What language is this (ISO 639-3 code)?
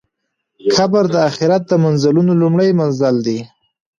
pus